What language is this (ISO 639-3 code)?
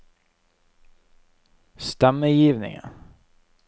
nor